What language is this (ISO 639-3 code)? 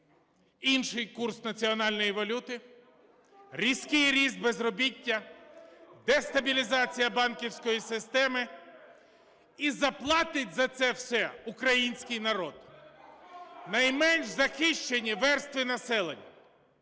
ukr